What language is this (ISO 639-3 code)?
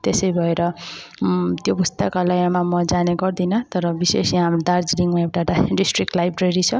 nep